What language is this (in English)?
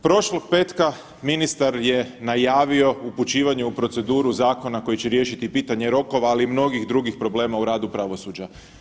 Croatian